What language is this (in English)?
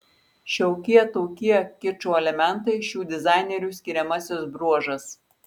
Lithuanian